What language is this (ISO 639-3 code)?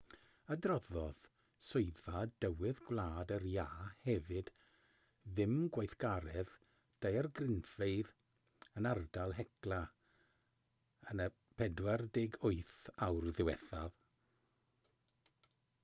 cym